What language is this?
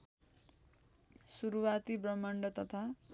Nepali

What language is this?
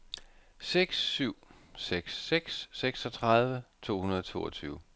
Danish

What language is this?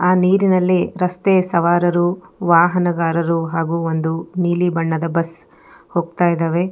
Kannada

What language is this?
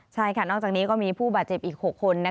Thai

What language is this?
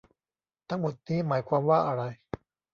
Thai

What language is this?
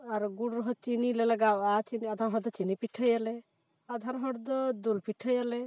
Santali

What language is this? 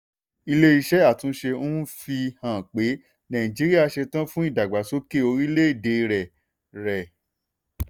Yoruba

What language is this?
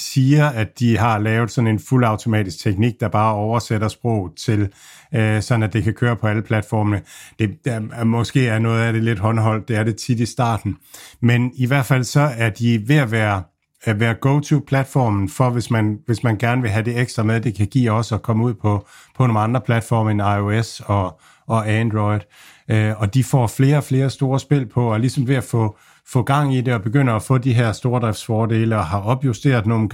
Danish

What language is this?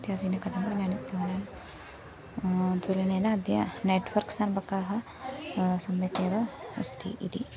Sanskrit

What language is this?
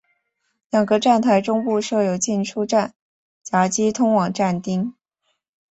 Chinese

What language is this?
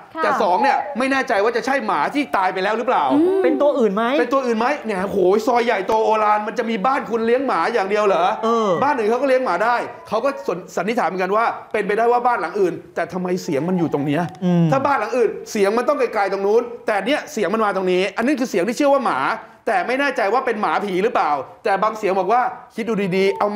Thai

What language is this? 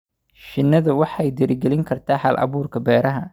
Somali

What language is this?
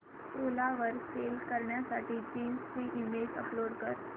Marathi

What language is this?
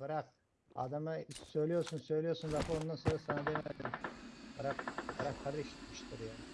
Turkish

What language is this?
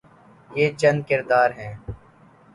Urdu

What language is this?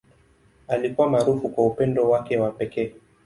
Swahili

